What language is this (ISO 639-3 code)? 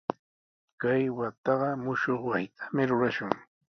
qws